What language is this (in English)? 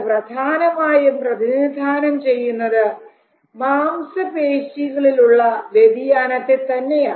Malayalam